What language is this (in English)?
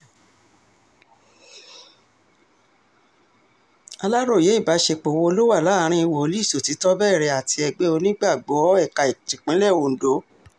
Yoruba